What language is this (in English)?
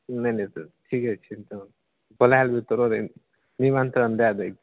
Maithili